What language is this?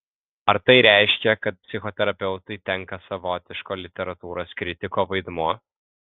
Lithuanian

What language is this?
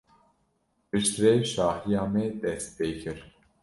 Kurdish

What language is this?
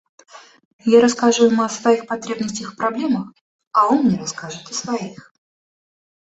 Russian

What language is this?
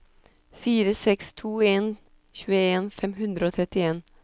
Norwegian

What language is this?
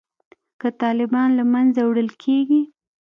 Pashto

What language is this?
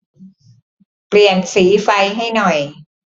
Thai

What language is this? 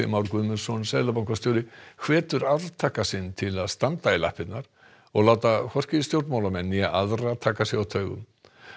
Icelandic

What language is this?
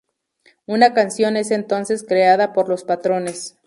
Spanish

